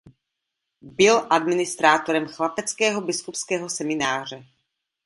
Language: Czech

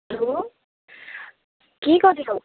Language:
Nepali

